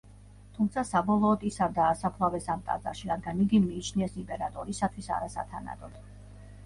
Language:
Georgian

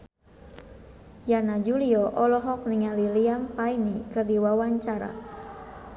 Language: Sundanese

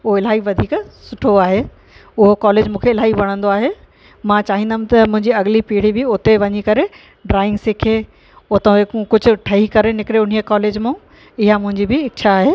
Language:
Sindhi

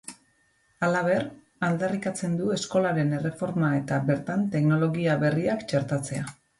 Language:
Basque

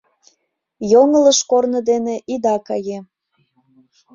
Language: Mari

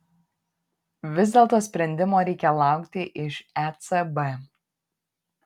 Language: Lithuanian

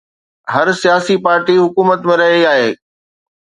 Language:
Sindhi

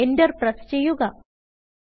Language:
Malayalam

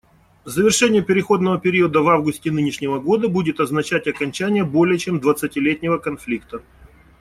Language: Russian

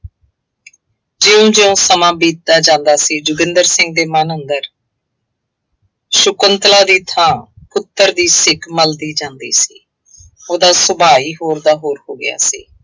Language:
Punjabi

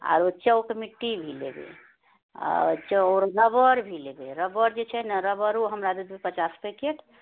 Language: Maithili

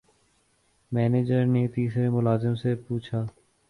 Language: Urdu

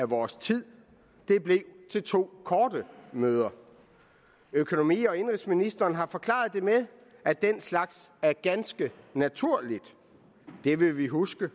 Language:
Danish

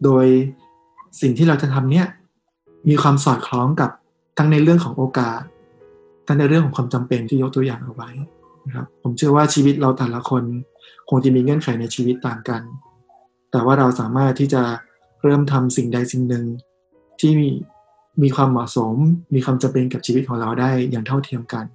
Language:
Thai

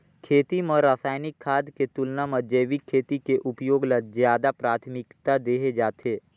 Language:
Chhattisgarhi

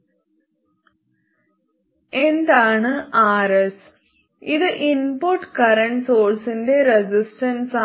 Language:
Malayalam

